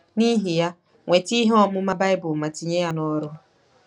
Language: Igbo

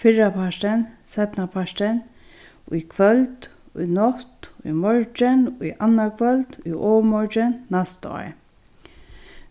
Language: Faroese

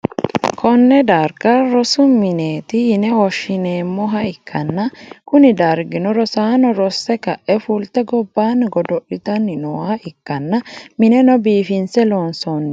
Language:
Sidamo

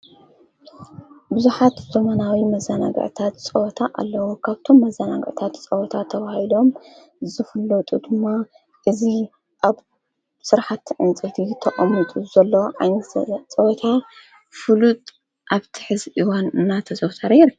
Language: Tigrinya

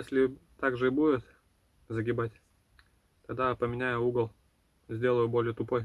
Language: Russian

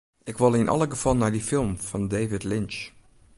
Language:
Western Frisian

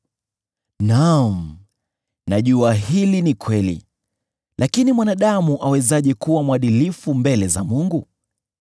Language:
Swahili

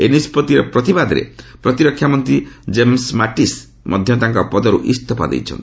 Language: Odia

